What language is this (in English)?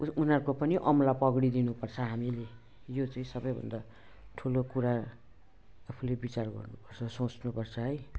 Nepali